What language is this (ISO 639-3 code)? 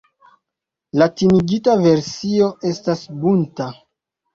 epo